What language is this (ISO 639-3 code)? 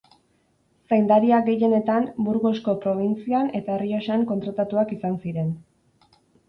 eus